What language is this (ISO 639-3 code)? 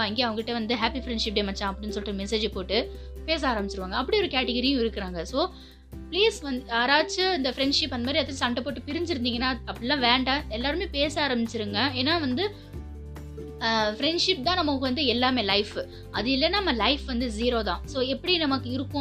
tam